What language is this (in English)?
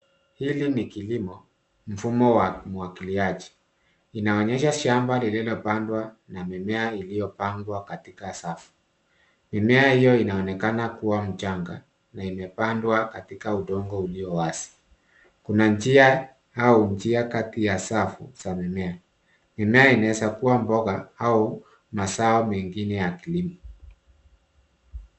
Swahili